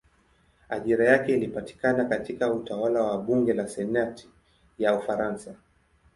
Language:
Swahili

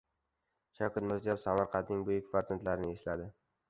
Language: Uzbek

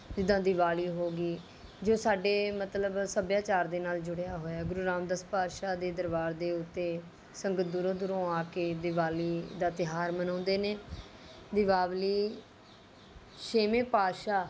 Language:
Punjabi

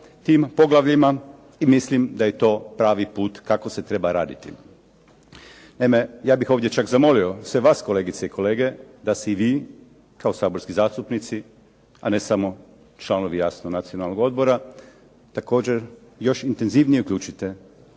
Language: Croatian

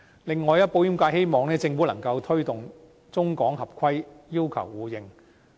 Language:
Cantonese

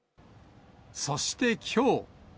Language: Japanese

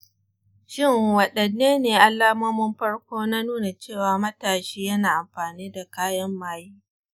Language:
Hausa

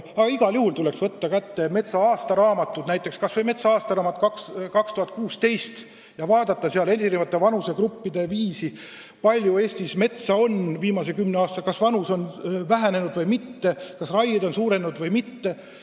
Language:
Estonian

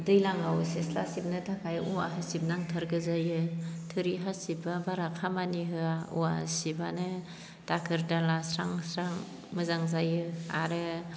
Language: Bodo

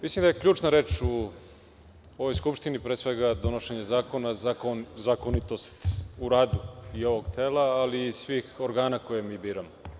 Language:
Serbian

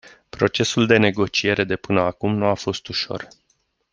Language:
Romanian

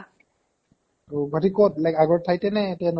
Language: Assamese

